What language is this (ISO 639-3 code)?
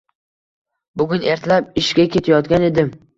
uzb